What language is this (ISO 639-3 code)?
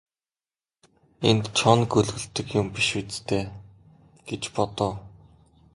mon